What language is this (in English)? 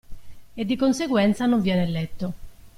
Italian